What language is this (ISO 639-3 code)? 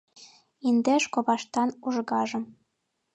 chm